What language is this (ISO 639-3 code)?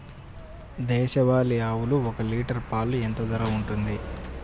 tel